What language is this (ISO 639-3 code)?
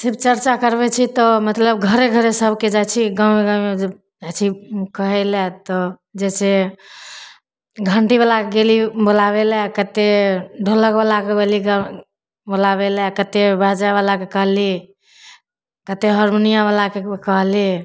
mai